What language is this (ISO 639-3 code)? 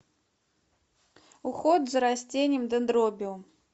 rus